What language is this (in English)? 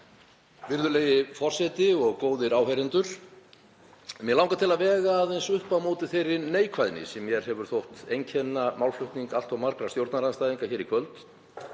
Icelandic